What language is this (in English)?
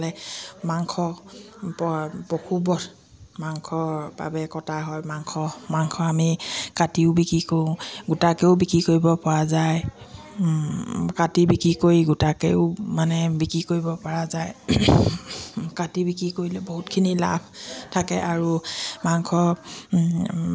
Assamese